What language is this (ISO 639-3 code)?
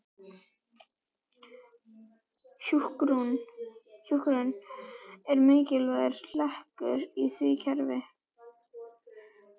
isl